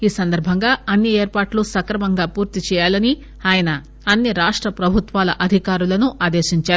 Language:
Telugu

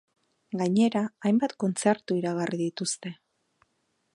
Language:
Basque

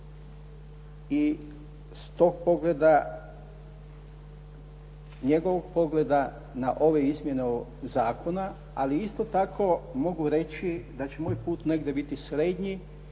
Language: Croatian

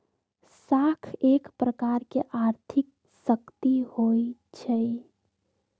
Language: Magahi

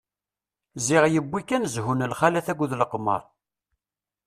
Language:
Kabyle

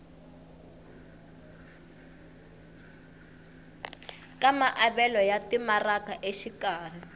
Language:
Tsonga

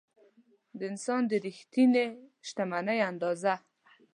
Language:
Pashto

